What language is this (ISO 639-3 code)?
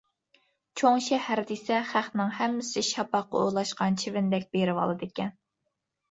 uig